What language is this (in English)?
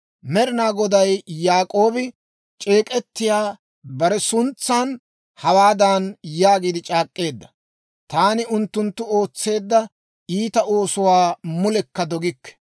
Dawro